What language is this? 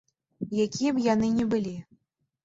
Belarusian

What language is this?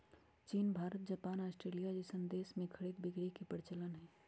Magahi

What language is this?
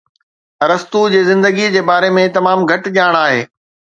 Sindhi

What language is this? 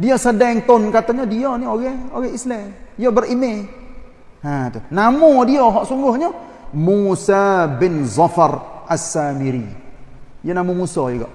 Malay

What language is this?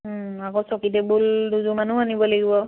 Assamese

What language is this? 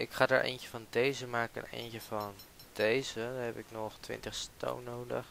Dutch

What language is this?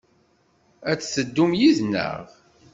Kabyle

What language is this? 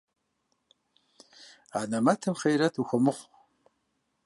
Kabardian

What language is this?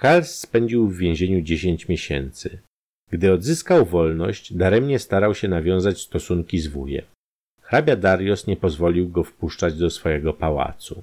Polish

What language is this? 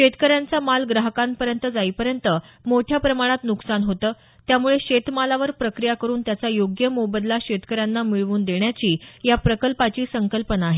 Marathi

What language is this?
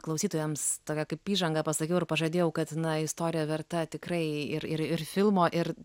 Lithuanian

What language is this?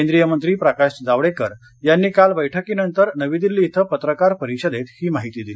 Marathi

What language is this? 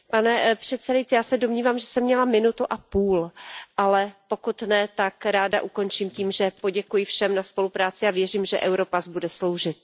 Czech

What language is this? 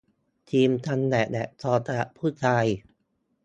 Thai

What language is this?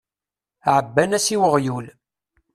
Kabyle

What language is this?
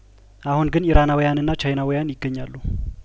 Amharic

